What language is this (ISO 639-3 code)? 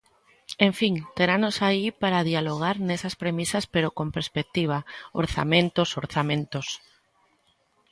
glg